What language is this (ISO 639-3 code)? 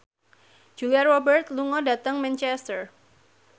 jav